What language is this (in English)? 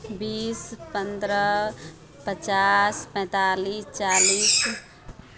Maithili